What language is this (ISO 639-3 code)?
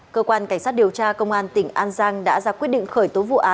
vie